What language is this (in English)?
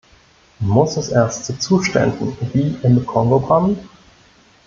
German